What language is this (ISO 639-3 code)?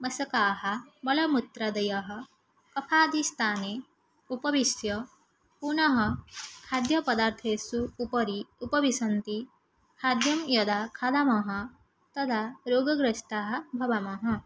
san